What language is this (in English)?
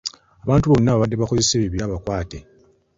Ganda